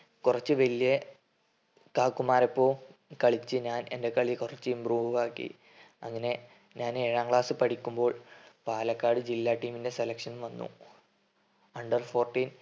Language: Malayalam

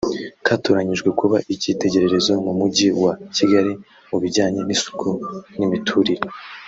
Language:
Kinyarwanda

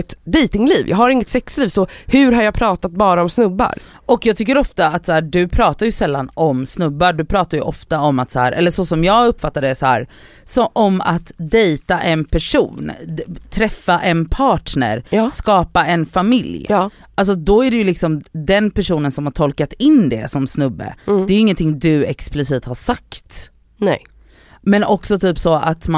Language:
Swedish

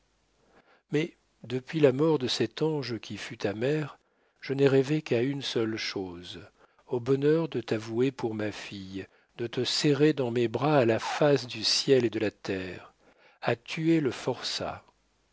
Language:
French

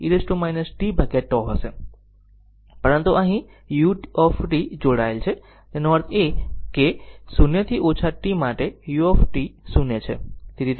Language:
Gujarati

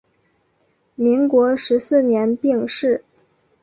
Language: Chinese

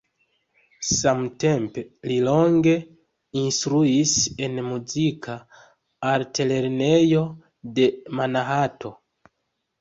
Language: Esperanto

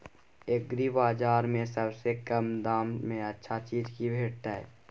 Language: Maithili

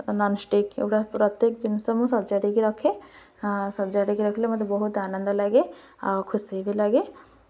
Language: Odia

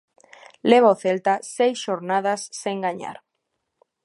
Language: Galician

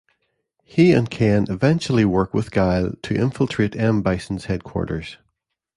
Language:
English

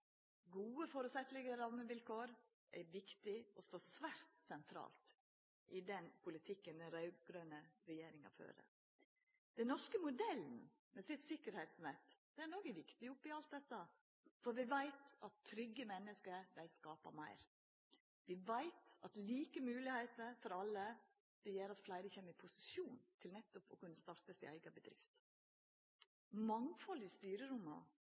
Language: Norwegian Nynorsk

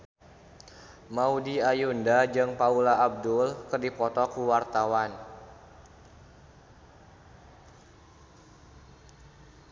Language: Sundanese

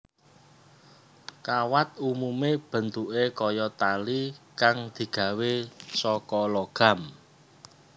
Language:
Javanese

